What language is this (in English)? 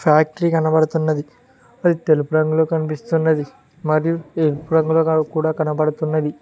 Telugu